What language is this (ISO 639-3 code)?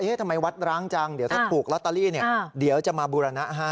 tha